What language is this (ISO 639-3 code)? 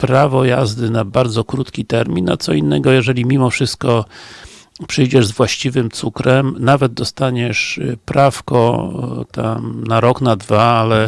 pol